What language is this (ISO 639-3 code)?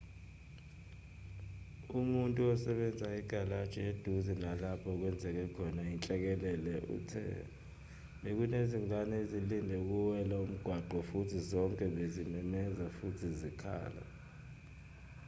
zul